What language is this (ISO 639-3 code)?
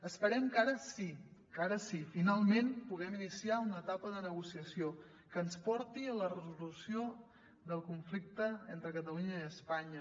cat